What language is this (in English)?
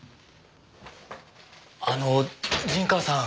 Japanese